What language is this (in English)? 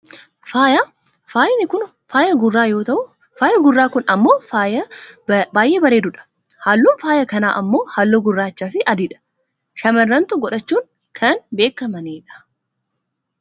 Oromo